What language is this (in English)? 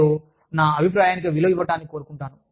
Telugu